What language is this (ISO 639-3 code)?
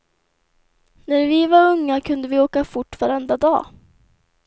swe